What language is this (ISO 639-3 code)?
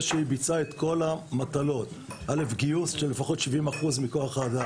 heb